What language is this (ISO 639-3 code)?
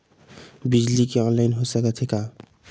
hne